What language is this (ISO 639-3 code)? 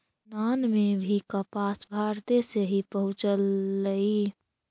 mag